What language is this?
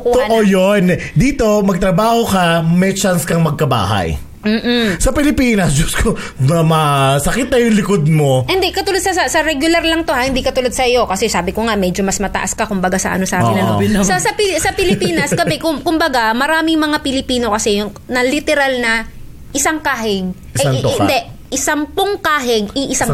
Filipino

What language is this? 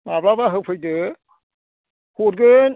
Bodo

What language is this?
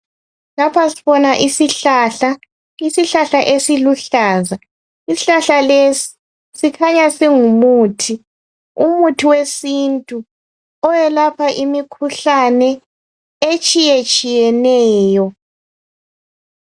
North Ndebele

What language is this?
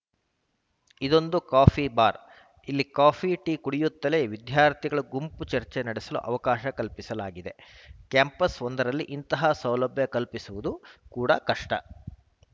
Kannada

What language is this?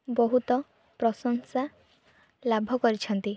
Odia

